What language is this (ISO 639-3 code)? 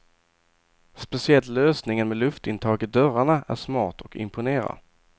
swe